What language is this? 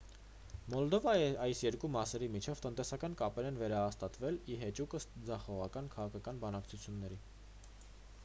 Armenian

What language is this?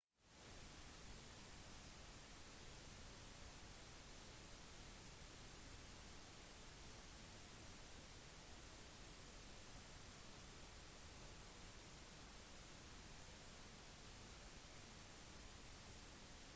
Norwegian Bokmål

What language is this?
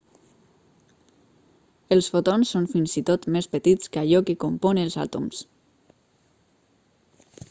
Catalan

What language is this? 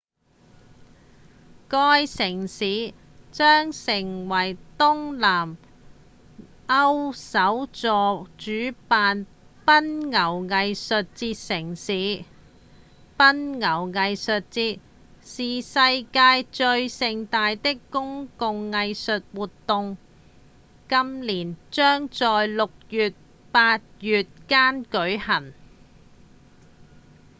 Cantonese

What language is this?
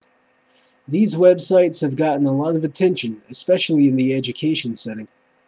English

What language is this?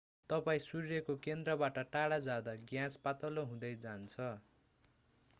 Nepali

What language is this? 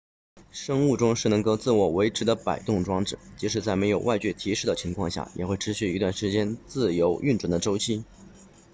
Chinese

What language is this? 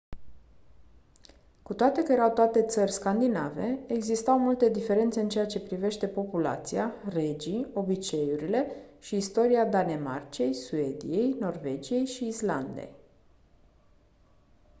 Romanian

